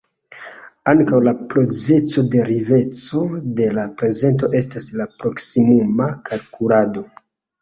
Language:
Esperanto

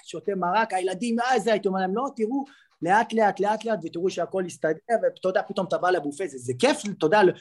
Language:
Hebrew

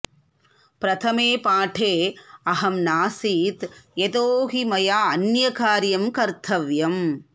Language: Sanskrit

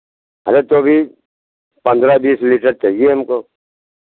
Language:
Hindi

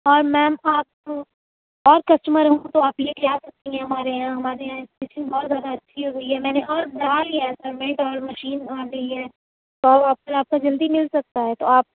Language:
Urdu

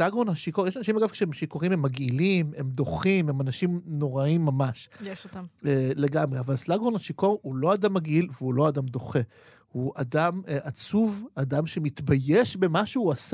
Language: Hebrew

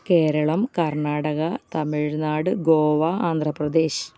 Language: Malayalam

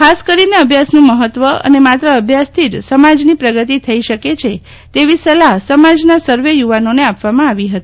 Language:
Gujarati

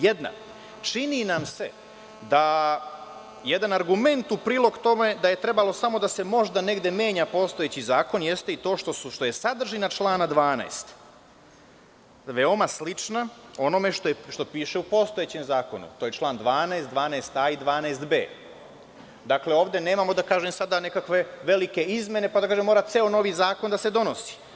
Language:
Serbian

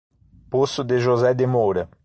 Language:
Portuguese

